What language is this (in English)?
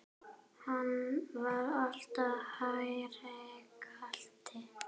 Icelandic